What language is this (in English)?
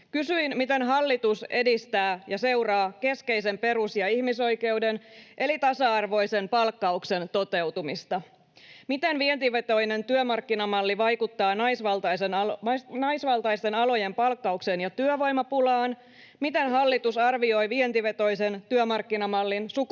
Finnish